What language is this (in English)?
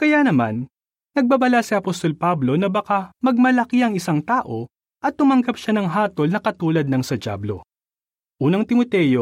Filipino